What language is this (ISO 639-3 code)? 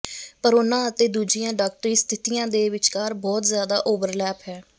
pan